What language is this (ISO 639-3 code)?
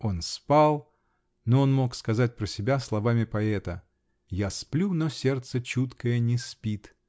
rus